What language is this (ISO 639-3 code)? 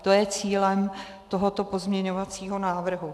ces